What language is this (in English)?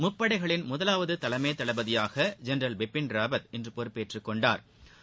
Tamil